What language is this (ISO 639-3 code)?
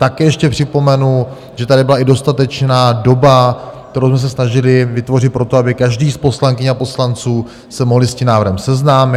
ces